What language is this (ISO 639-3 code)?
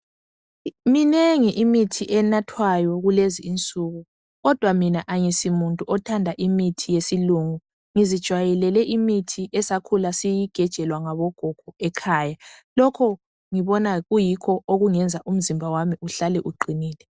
nde